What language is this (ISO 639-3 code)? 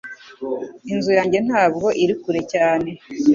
kin